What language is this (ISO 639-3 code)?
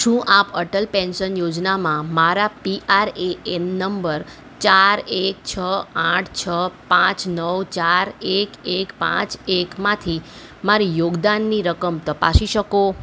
guj